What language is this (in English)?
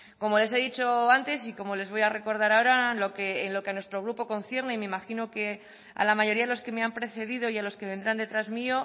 Spanish